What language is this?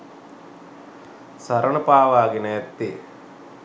Sinhala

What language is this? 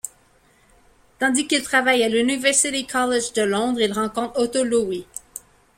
French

